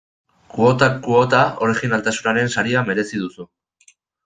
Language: Basque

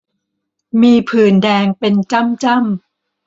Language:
Thai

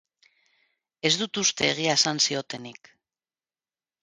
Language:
Basque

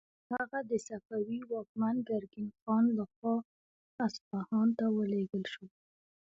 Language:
Pashto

